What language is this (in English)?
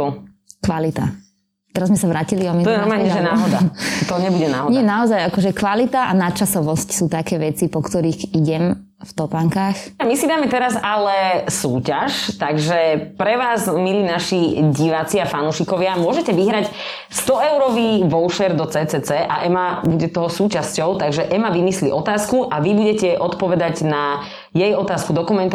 Slovak